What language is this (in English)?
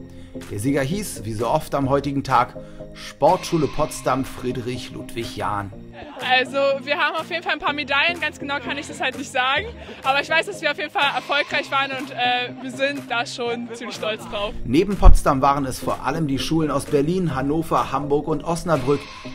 German